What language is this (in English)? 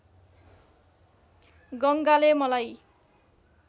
Nepali